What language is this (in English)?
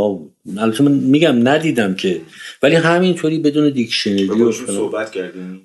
Persian